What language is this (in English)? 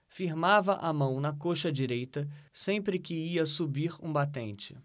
Portuguese